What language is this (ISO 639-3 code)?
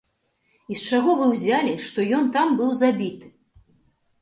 bel